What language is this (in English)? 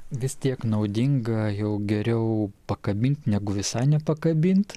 Lithuanian